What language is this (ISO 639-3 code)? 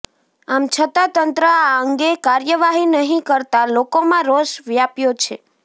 guj